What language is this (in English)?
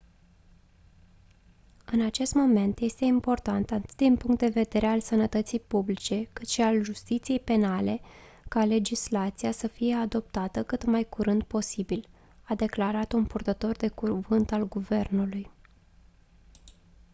Romanian